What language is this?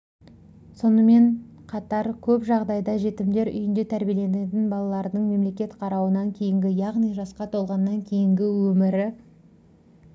Kazakh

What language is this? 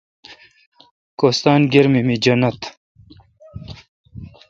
Kalkoti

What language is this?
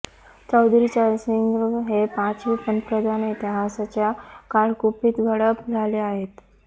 Marathi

